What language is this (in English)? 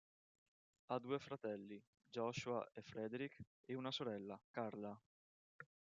Italian